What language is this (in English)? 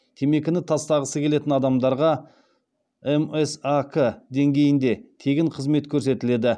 Kazakh